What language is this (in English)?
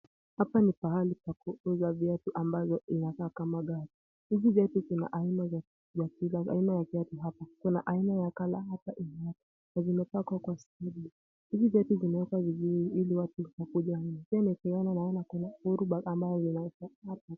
Swahili